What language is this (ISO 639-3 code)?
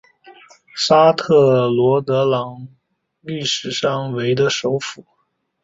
zho